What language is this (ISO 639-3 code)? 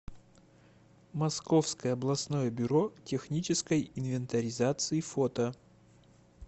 rus